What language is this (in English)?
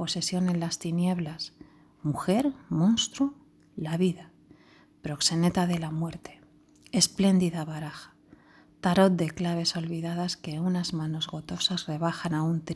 Spanish